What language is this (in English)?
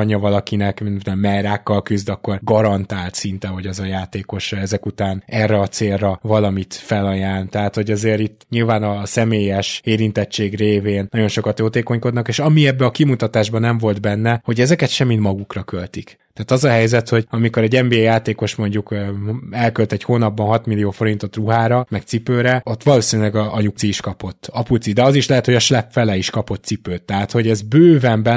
Hungarian